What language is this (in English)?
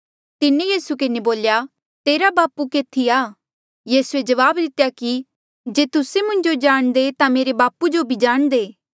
Mandeali